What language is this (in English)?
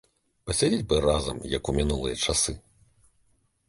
Belarusian